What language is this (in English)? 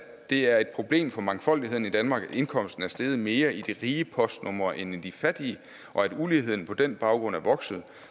Danish